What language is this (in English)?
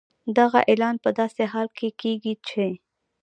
Pashto